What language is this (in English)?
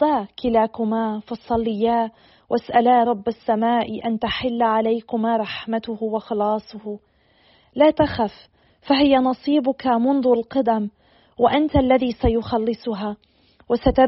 Arabic